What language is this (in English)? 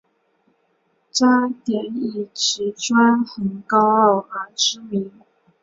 Chinese